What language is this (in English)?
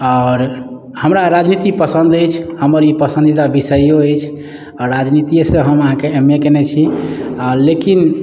Maithili